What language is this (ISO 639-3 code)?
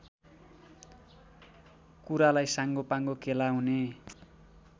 nep